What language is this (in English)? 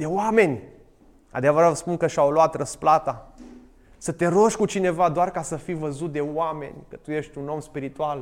Romanian